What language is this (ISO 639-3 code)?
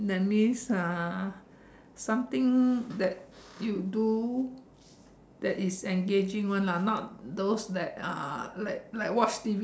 eng